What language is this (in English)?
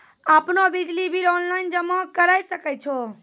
Maithili